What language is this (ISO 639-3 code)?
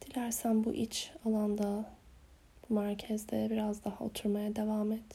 tur